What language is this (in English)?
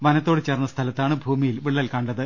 Malayalam